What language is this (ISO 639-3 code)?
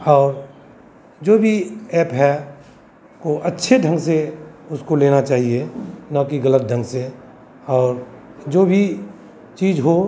hin